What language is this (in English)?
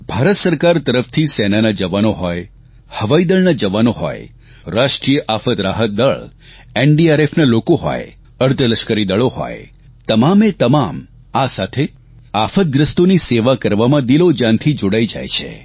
Gujarati